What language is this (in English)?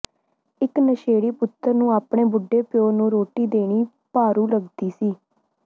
Punjabi